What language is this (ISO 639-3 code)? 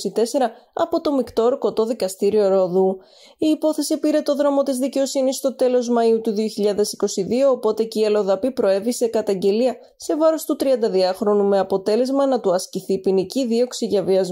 ell